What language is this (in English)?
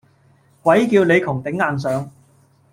Cantonese